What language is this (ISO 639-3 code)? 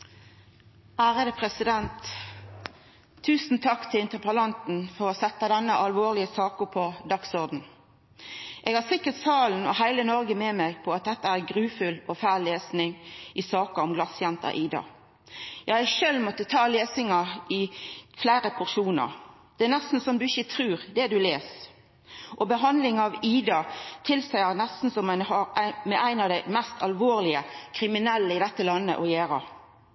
nno